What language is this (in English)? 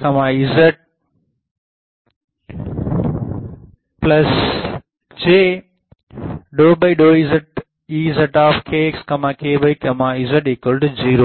Tamil